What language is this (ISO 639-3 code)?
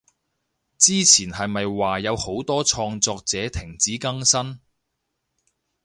yue